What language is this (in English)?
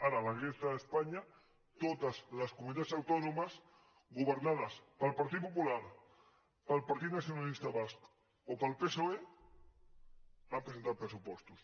Catalan